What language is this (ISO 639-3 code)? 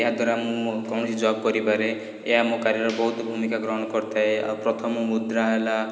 ori